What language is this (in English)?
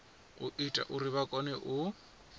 Venda